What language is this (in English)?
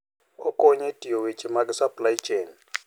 Luo (Kenya and Tanzania)